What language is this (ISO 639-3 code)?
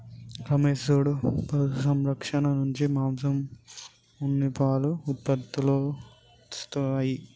tel